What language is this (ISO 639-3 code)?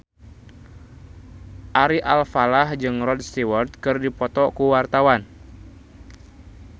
sun